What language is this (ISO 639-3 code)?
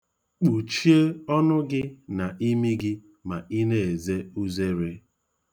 ibo